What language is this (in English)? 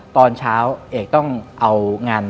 Thai